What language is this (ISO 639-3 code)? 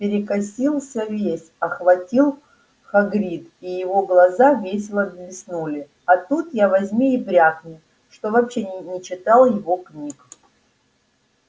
rus